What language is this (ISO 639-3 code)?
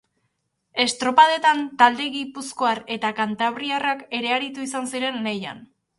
eus